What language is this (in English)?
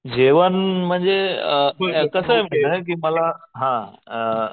Marathi